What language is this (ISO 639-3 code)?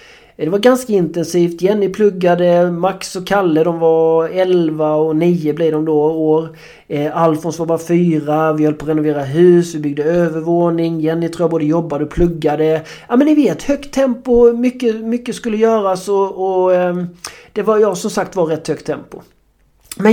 swe